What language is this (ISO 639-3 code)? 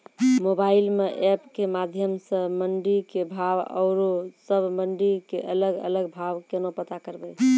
mai